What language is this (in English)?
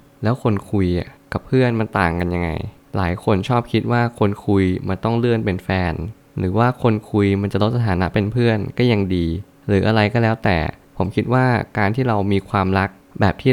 Thai